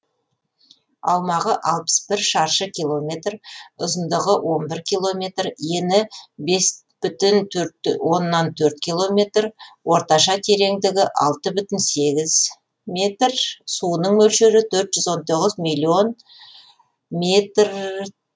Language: Kazakh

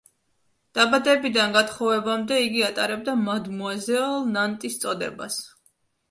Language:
Georgian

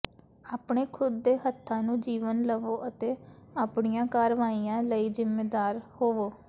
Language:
Punjabi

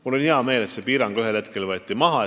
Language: Estonian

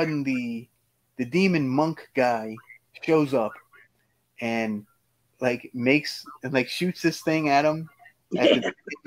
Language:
English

